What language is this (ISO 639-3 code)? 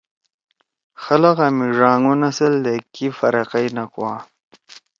trw